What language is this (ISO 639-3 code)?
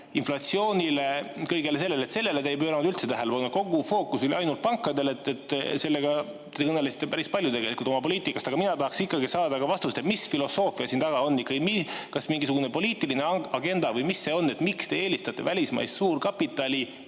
est